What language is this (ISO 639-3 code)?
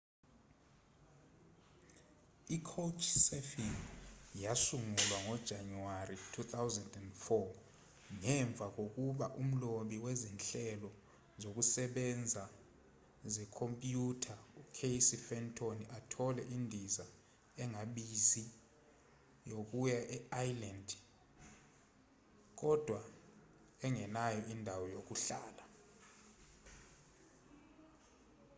zul